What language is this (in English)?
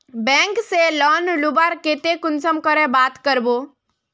Magahi